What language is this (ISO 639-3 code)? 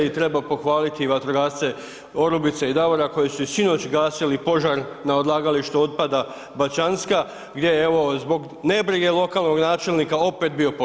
hrv